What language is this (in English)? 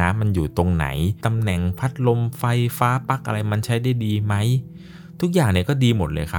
Thai